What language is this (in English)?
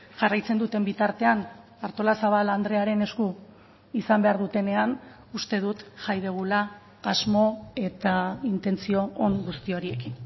Basque